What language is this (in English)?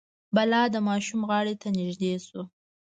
Pashto